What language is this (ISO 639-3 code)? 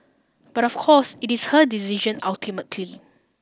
eng